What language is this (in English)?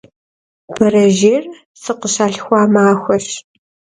Kabardian